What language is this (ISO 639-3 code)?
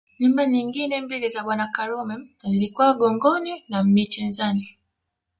swa